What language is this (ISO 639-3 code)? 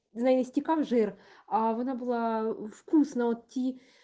rus